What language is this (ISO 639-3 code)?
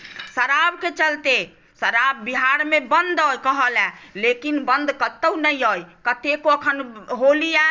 mai